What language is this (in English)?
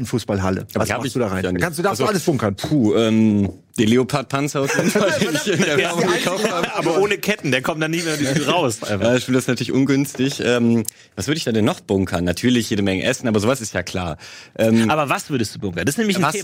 German